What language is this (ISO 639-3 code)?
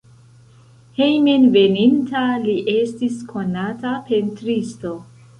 epo